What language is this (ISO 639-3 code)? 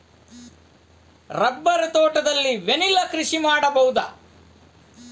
kan